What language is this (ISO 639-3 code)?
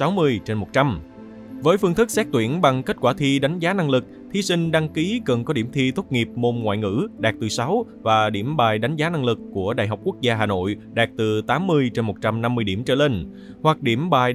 vie